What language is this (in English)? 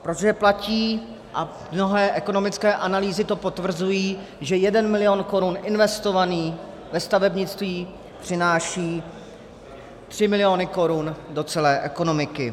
Czech